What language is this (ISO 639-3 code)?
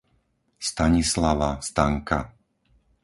slk